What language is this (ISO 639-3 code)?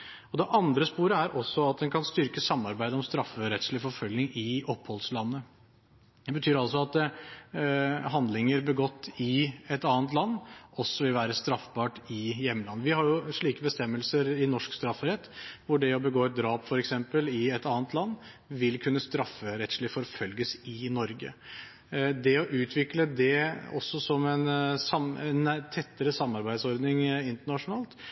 nob